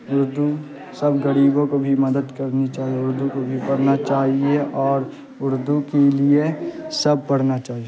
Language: Urdu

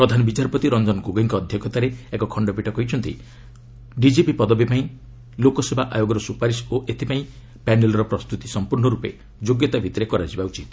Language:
Odia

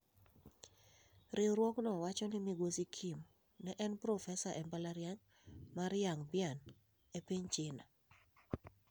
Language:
Luo (Kenya and Tanzania)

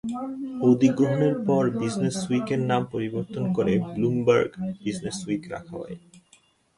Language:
Bangla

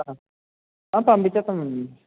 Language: Telugu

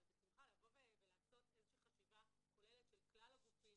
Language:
Hebrew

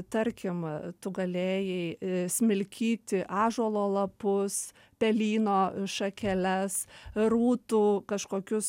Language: Lithuanian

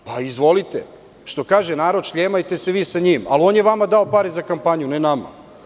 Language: Serbian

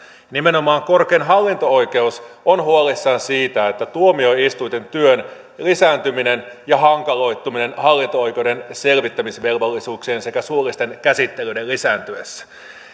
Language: Finnish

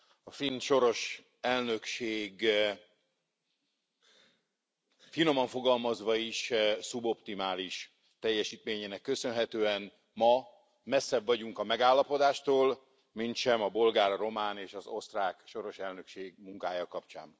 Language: Hungarian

